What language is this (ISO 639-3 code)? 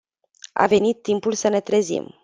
ron